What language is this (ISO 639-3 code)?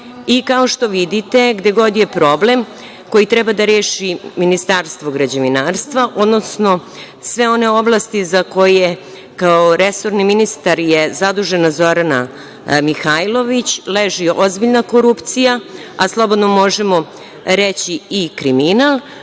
srp